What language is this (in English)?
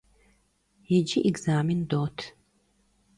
Kabardian